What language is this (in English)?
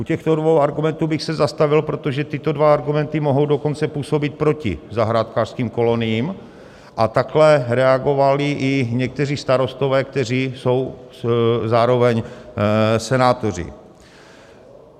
Czech